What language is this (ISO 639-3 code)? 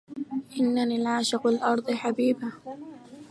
ara